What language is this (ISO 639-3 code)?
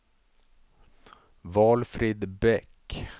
swe